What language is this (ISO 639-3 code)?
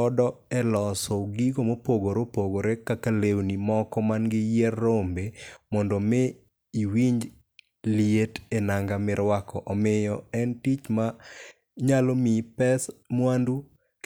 luo